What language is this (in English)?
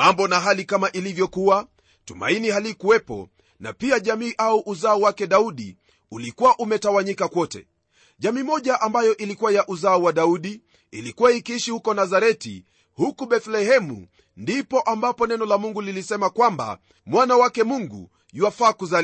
Swahili